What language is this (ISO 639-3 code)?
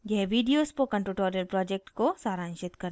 hin